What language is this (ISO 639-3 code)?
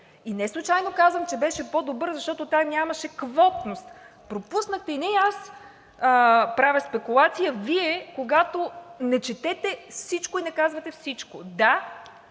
bul